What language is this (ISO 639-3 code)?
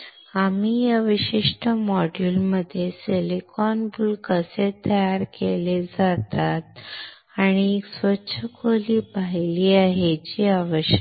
mar